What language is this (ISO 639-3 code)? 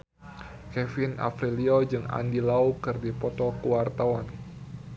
sun